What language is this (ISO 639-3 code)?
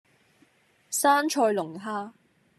yue